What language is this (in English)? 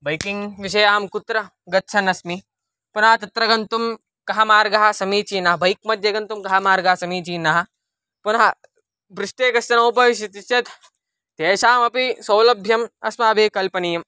Sanskrit